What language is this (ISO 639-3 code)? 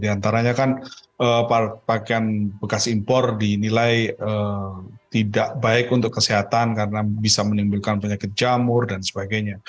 ind